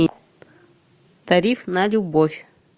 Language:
Russian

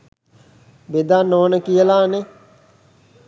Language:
Sinhala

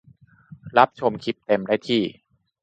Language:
Thai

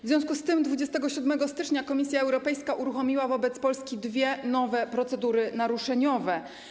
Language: Polish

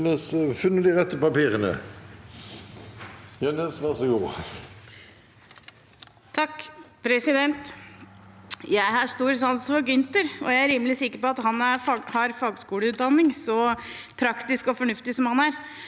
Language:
Norwegian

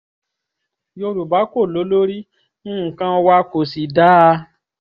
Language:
Yoruba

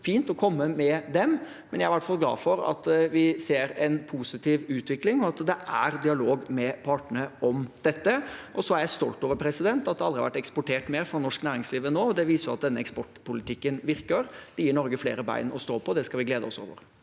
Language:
Norwegian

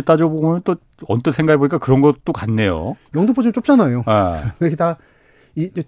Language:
Korean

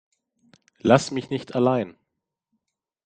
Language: German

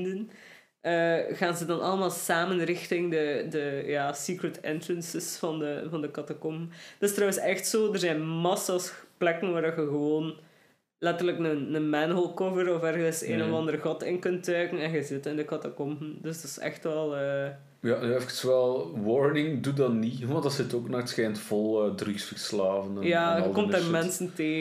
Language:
Dutch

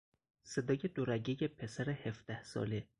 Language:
Persian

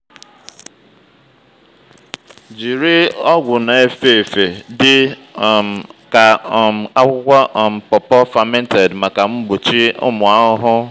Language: Igbo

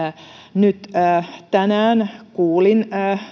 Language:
Finnish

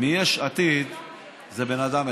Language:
Hebrew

